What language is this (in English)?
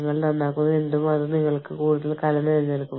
Malayalam